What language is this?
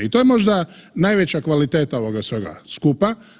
Croatian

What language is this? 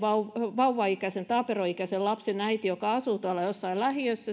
Finnish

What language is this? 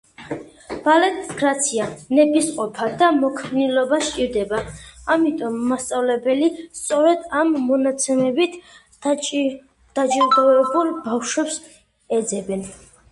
Georgian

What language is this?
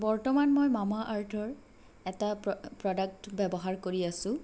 Assamese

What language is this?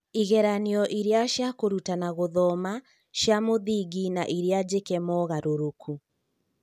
Kikuyu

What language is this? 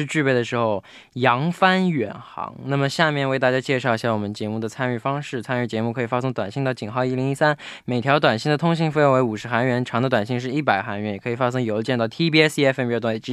Chinese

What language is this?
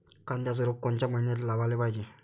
Marathi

